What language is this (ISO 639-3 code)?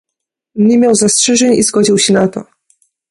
pol